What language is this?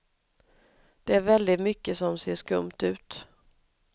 Swedish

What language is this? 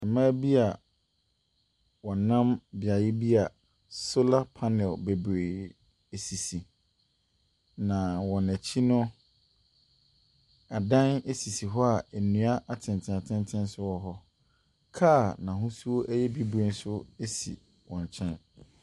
Akan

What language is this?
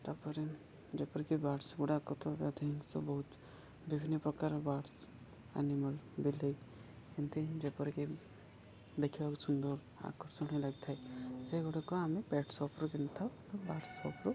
Odia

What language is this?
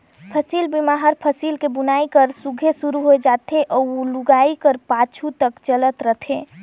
Chhattisgarhi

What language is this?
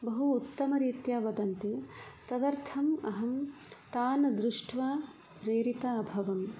Sanskrit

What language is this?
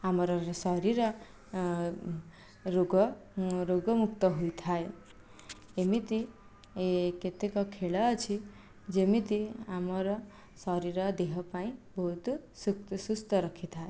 Odia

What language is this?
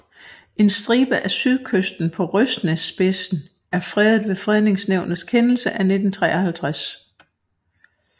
Danish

